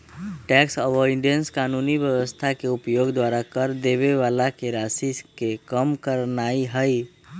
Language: Magahi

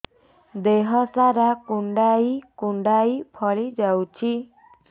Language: Odia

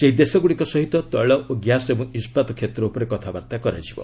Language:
Odia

